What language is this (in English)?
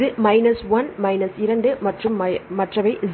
Tamil